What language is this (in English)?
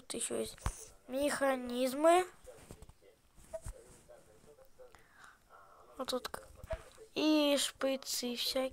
Russian